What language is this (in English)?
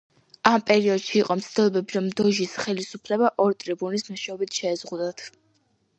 Georgian